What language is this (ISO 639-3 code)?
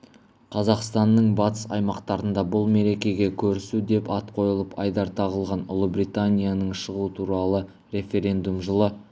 kaz